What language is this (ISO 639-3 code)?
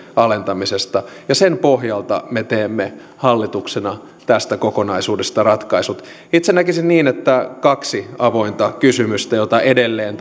fin